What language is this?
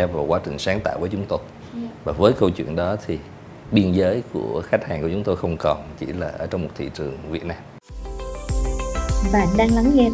Vietnamese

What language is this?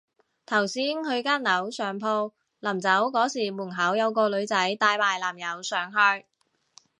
Cantonese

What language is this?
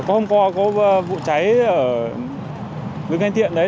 Vietnamese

